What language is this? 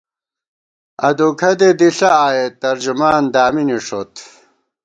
Gawar-Bati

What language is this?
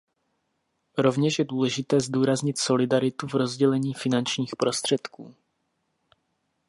Czech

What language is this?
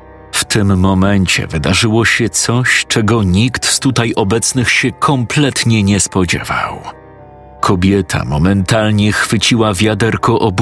Polish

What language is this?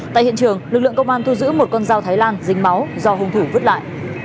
Vietnamese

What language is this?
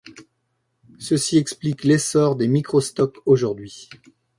French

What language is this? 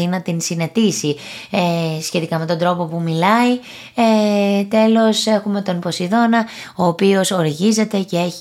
Greek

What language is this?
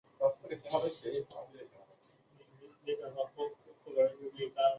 Chinese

